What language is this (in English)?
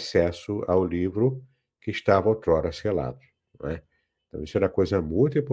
Portuguese